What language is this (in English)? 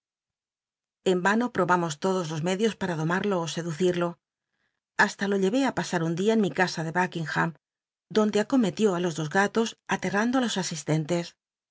Spanish